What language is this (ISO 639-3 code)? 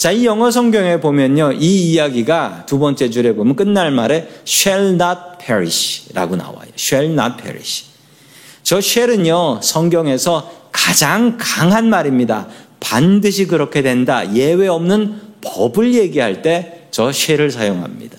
kor